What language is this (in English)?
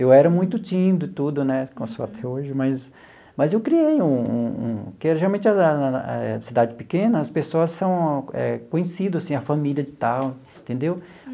Portuguese